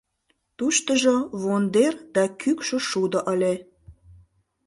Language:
Mari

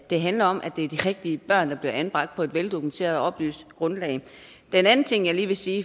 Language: Danish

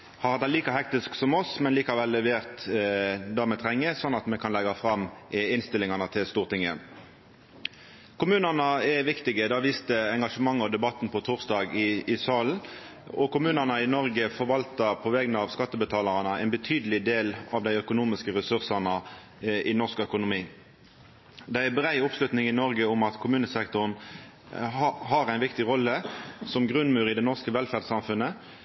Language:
Norwegian Nynorsk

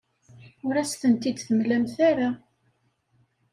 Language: Kabyle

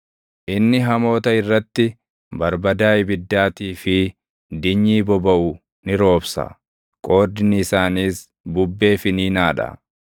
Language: Oromo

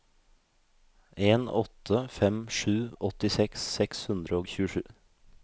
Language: Norwegian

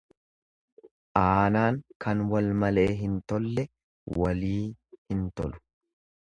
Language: Oromo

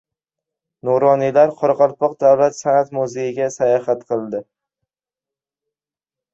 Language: Uzbek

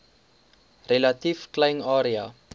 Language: Afrikaans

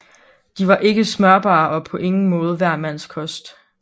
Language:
Danish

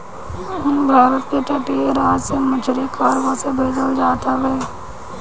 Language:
Bhojpuri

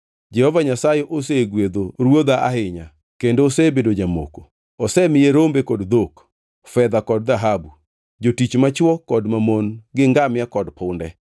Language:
Luo (Kenya and Tanzania)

